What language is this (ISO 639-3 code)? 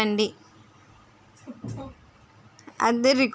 tel